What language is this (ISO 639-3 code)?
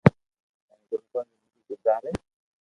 lrk